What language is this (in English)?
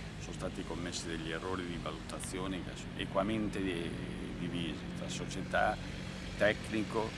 Italian